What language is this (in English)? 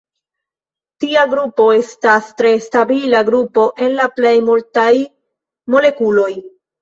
Esperanto